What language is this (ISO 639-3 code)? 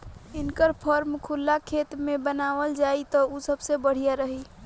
bho